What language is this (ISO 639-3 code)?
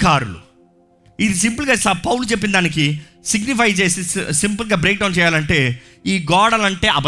tel